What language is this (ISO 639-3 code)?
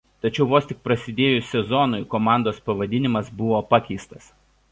lit